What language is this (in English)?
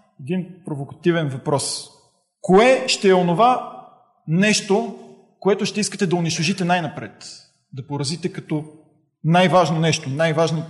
Bulgarian